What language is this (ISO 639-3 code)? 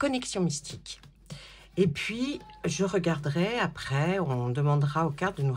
fra